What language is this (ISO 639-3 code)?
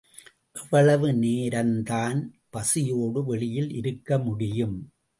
tam